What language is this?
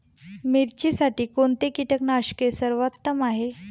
Marathi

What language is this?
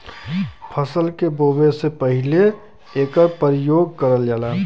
Bhojpuri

